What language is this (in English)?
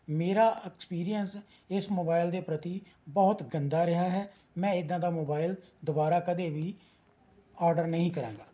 Punjabi